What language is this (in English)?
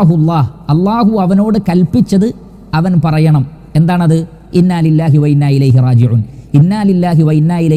Malayalam